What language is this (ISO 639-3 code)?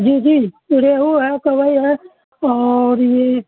urd